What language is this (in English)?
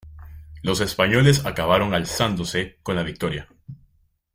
Spanish